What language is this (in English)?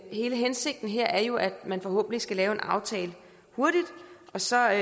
Danish